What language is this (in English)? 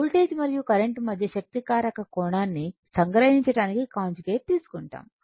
Telugu